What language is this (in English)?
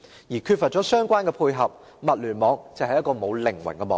Cantonese